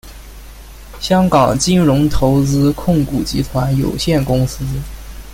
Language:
Chinese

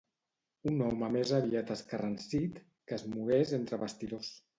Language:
Catalan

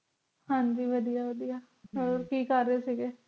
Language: Punjabi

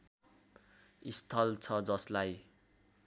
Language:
Nepali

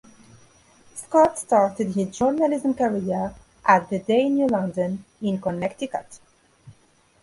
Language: English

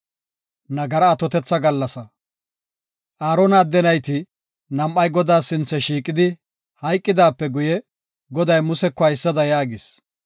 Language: Gofa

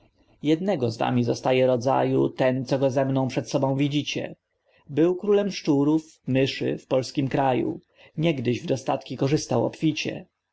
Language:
Polish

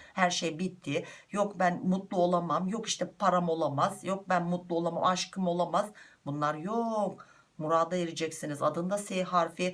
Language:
Turkish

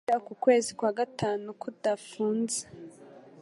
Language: Kinyarwanda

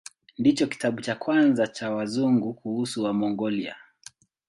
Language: Swahili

